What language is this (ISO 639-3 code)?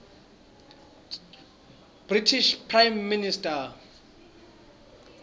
ssw